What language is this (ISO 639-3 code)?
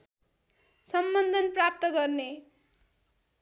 nep